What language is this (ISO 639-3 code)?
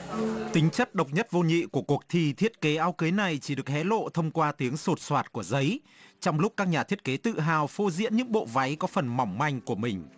vie